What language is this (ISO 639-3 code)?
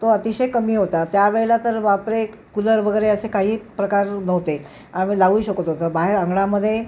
mar